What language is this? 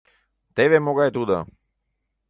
Mari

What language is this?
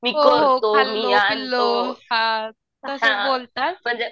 Marathi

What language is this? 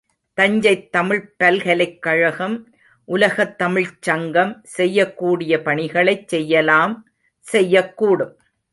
Tamil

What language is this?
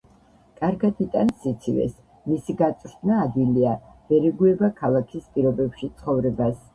Georgian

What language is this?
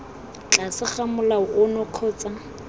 Tswana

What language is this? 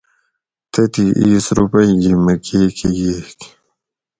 Gawri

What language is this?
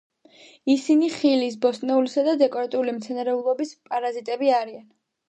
Georgian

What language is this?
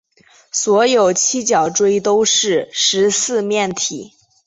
Chinese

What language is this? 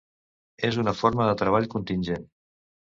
Catalan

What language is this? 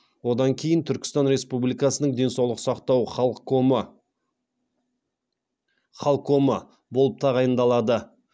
Kazakh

